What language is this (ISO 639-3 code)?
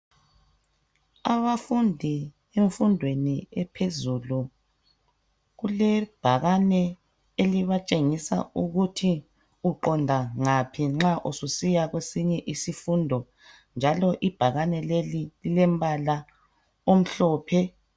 nde